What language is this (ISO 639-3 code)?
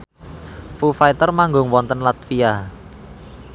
jav